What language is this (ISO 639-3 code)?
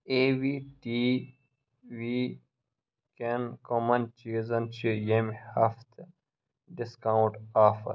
kas